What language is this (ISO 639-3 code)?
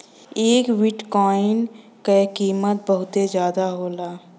bho